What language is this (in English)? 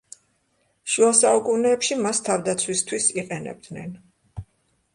Georgian